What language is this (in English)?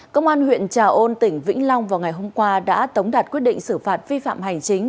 Vietnamese